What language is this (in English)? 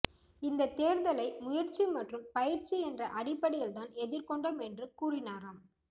Tamil